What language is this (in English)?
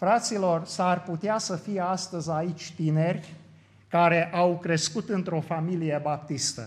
Romanian